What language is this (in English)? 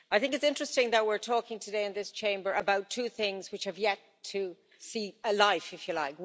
English